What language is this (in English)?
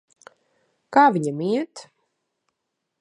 Latvian